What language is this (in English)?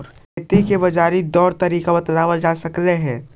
Magahi